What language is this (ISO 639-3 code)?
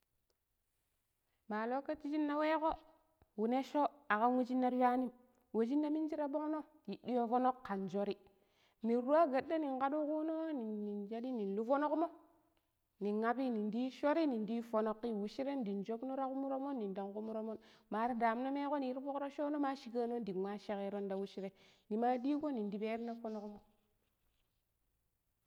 pip